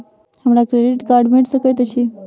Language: Maithili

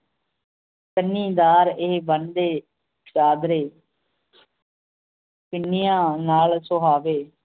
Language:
Punjabi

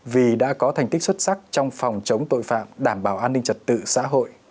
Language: Vietnamese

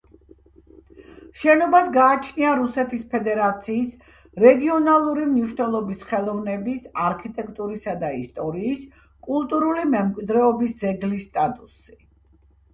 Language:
Georgian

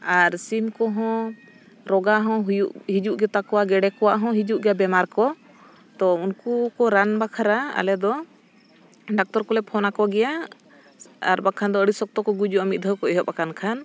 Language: Santali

